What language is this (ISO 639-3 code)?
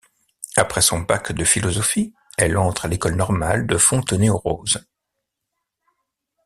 fra